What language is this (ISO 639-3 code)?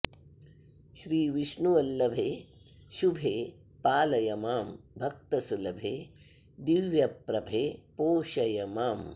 san